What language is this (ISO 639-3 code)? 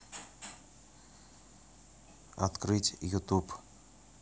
rus